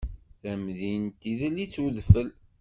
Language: Kabyle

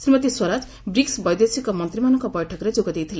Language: Odia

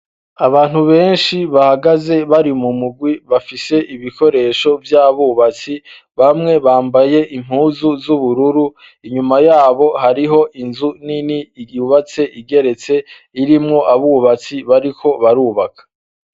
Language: Rundi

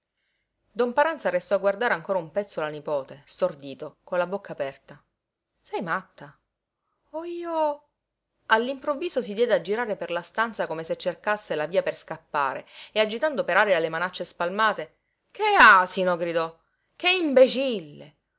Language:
Italian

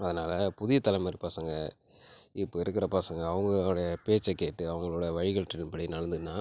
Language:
Tamil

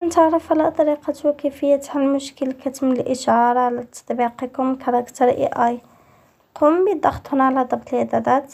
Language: Arabic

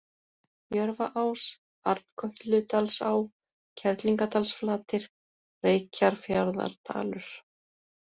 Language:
Icelandic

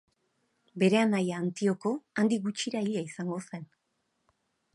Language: Basque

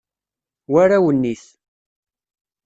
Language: Kabyle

